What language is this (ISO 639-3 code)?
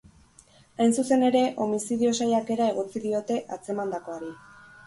eus